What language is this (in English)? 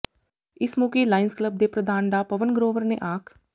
Punjabi